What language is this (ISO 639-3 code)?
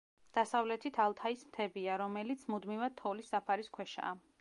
kat